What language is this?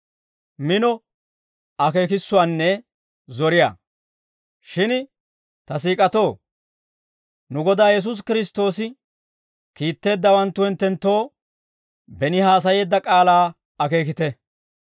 Dawro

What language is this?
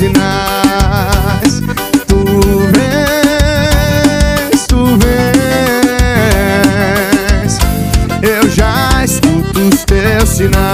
Romanian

